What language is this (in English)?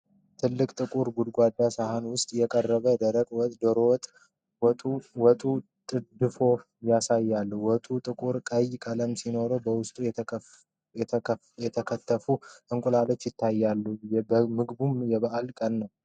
Amharic